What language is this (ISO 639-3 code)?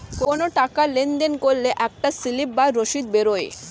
ben